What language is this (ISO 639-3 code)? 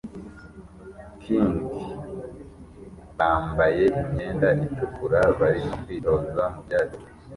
kin